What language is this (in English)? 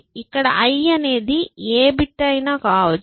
Telugu